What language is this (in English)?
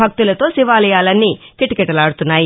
Telugu